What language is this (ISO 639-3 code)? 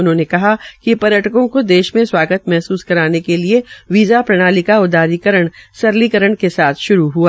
hin